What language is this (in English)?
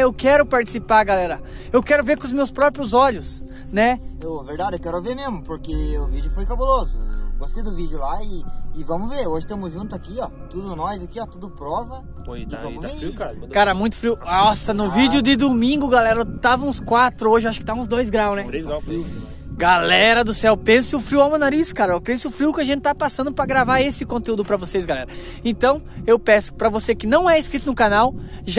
Portuguese